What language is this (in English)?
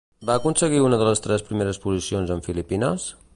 Catalan